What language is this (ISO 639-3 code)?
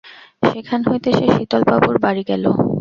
ben